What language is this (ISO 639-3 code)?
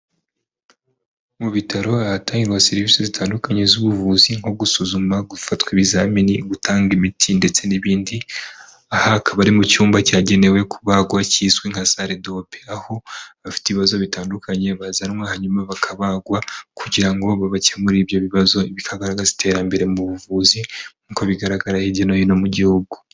kin